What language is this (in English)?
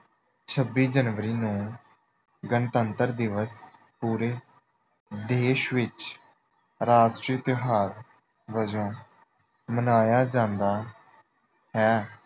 Punjabi